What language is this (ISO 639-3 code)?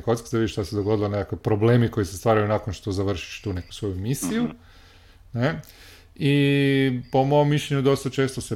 hrv